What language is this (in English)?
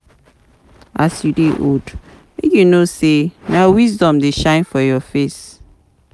Nigerian Pidgin